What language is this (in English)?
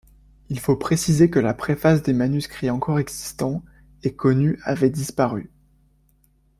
French